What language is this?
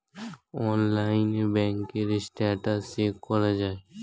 Bangla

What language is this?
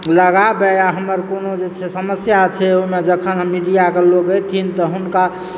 Maithili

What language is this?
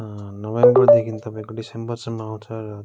Nepali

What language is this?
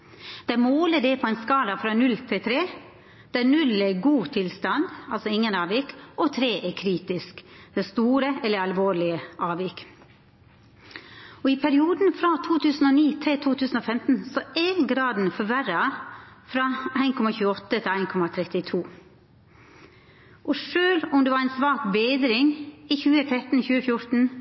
Norwegian Nynorsk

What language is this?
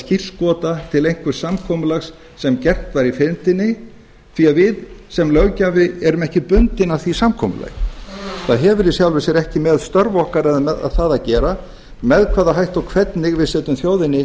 Icelandic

